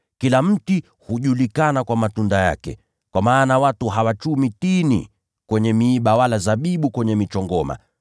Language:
Swahili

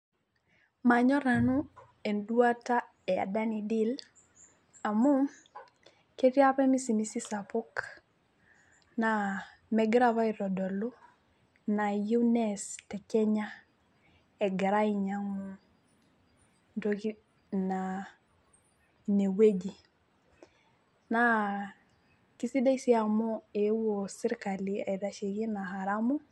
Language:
Masai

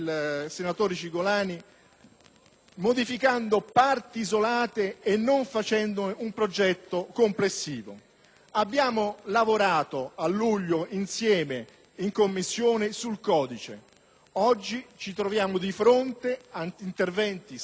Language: Italian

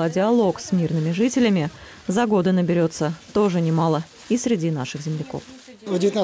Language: Russian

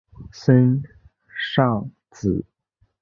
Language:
Chinese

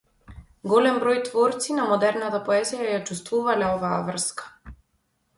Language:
Macedonian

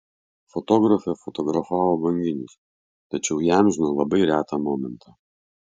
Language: Lithuanian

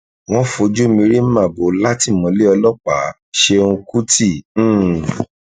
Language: Yoruba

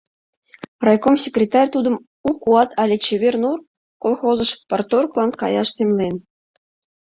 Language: Mari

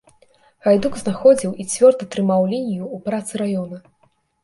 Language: Belarusian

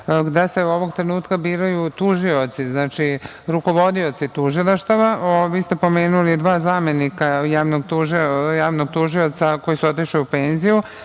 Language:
Serbian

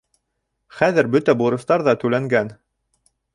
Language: Bashkir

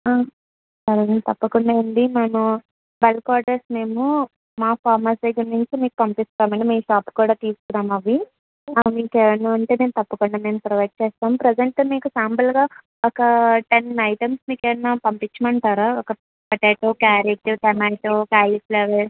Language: Telugu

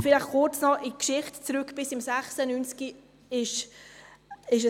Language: Swiss German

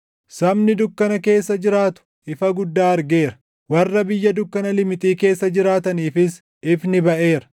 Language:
Oromo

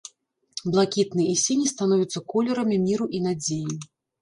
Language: Belarusian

